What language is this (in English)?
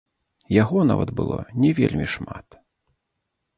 Belarusian